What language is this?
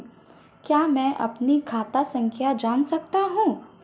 Hindi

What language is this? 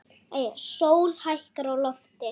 Icelandic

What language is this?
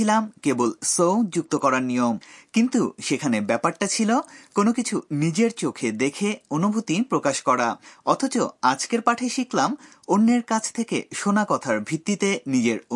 Bangla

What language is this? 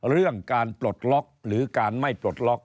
Thai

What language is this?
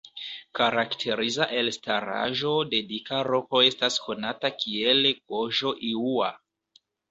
Esperanto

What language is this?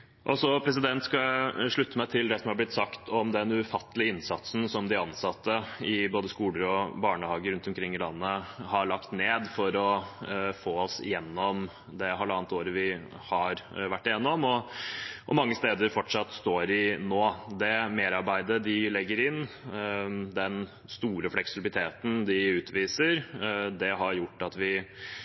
Norwegian Bokmål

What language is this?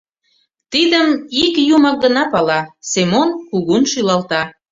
Mari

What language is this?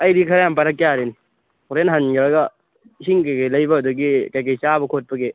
Manipuri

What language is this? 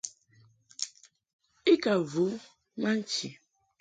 Mungaka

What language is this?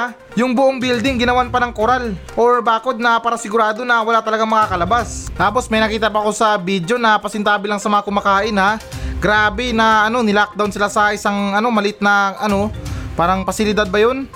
Filipino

